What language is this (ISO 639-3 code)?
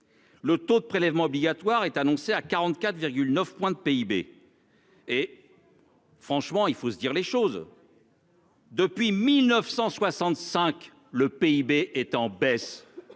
fra